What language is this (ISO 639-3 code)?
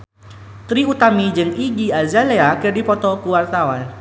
sun